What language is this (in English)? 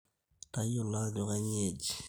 Masai